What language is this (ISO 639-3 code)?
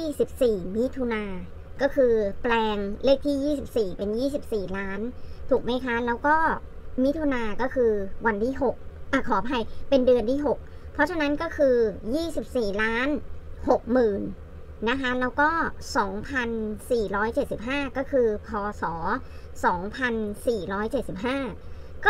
tha